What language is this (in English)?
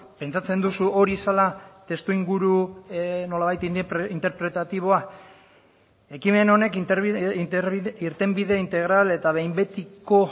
Basque